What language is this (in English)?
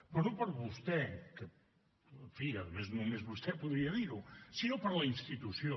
Catalan